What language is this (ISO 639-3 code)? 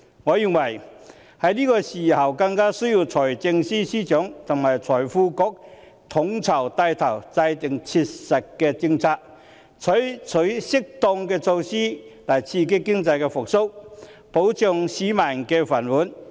yue